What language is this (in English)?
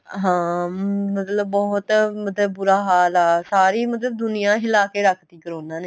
Punjabi